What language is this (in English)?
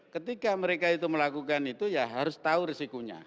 Indonesian